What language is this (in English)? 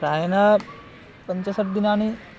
Sanskrit